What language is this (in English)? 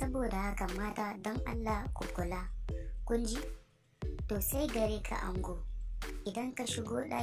Romanian